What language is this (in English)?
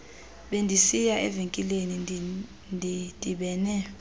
Xhosa